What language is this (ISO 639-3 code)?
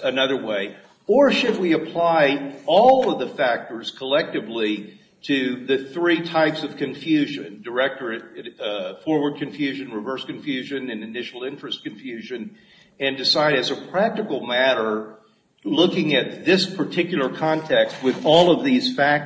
eng